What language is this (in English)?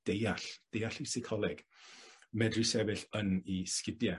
Welsh